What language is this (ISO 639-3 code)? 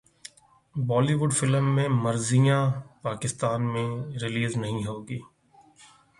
urd